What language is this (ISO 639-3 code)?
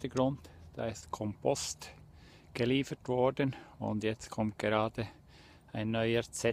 deu